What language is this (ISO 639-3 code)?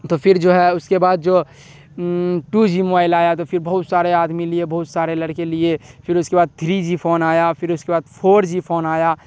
urd